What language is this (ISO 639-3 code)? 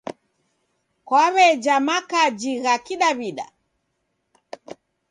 dav